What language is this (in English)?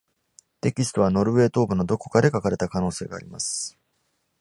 Japanese